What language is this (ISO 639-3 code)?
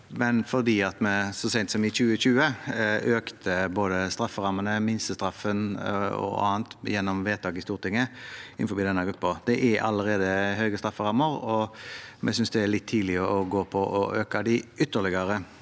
nor